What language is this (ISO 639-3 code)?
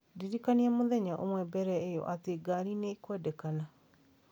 kik